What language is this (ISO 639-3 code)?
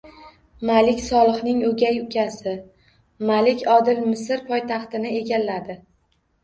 uzb